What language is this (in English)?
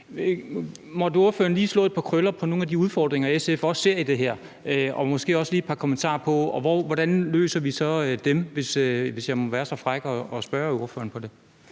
Danish